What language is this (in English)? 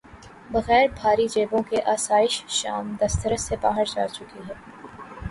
Urdu